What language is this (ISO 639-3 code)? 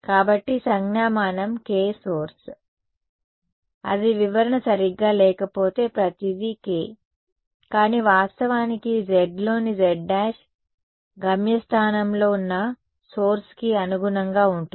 tel